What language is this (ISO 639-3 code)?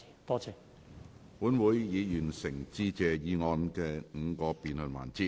yue